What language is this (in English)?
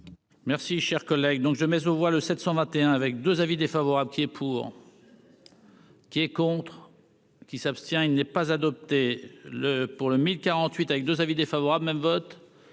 French